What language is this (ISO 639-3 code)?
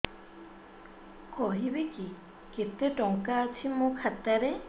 ori